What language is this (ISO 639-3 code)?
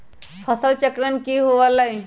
mag